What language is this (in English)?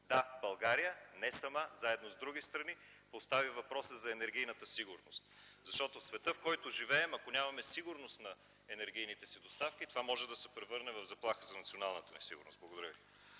Bulgarian